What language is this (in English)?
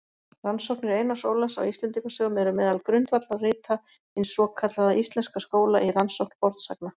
Icelandic